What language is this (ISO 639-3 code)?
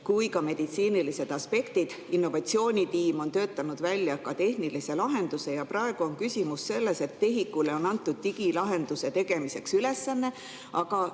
est